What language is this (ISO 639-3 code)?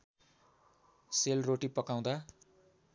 nep